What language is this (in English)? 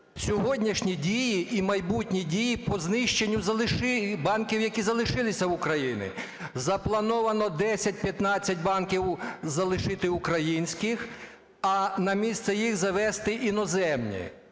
Ukrainian